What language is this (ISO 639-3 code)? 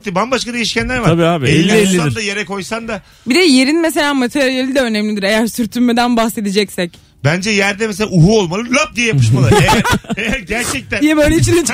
tur